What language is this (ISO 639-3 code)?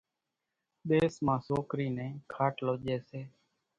gjk